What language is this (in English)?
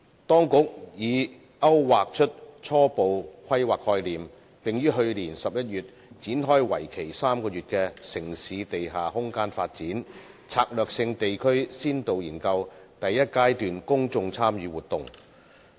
Cantonese